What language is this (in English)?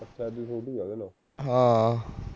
Punjabi